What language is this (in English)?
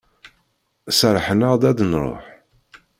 Kabyle